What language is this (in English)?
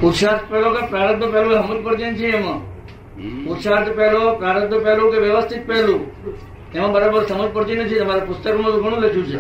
Gujarati